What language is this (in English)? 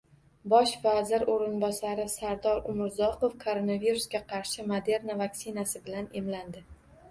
Uzbek